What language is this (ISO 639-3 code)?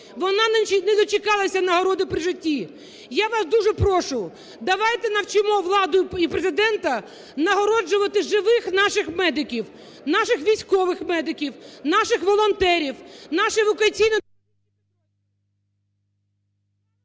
ukr